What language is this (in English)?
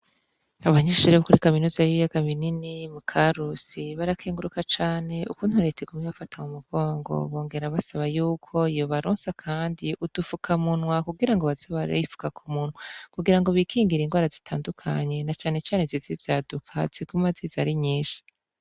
Rundi